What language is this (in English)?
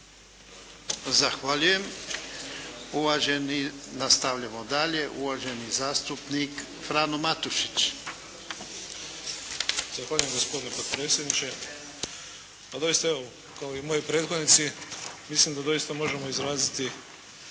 Croatian